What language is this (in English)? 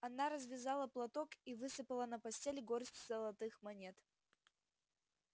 Russian